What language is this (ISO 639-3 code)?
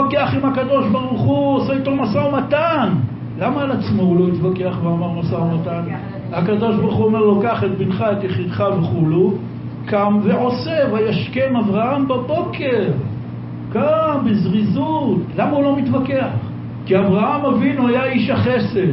heb